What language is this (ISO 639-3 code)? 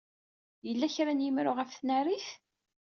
kab